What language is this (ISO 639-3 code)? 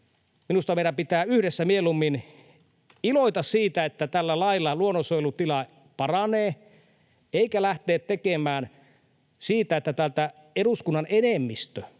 fin